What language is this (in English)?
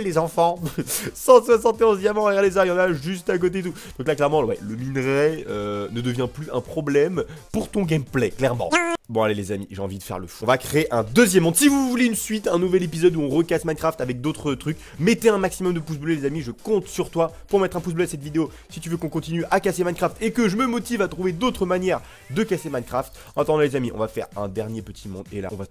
French